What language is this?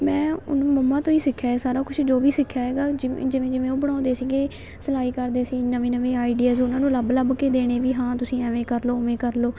Punjabi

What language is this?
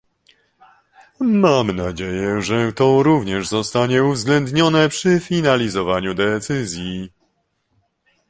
Polish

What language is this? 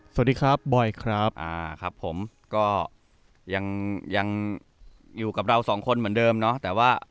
Thai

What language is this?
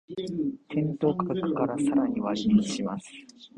Japanese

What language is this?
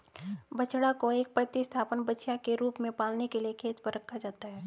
Hindi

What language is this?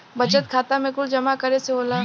Bhojpuri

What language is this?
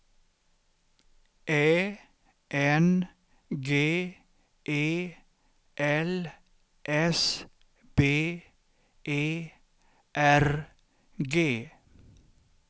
Swedish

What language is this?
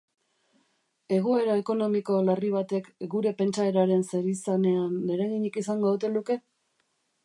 Basque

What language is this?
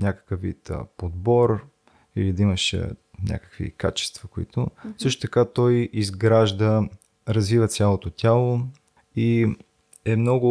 Bulgarian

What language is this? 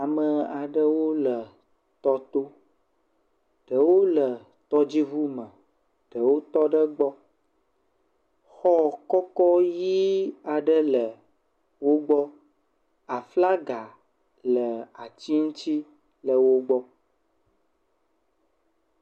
Ewe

